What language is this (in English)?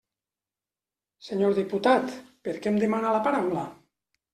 Catalan